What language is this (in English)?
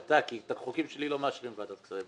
Hebrew